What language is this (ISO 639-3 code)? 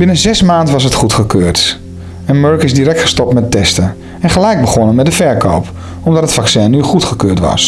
nld